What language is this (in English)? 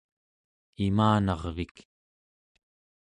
Central Yupik